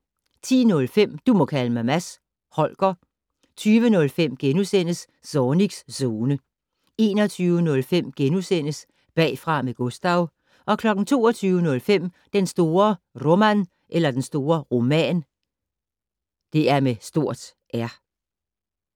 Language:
Danish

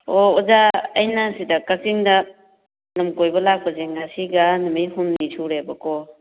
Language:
Manipuri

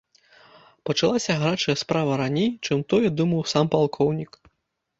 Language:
Belarusian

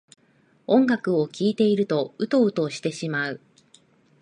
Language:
Japanese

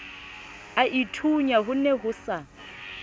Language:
Southern Sotho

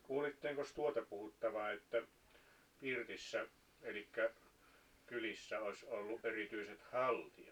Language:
Finnish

